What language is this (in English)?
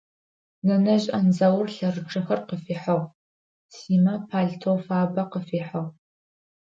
Adyghe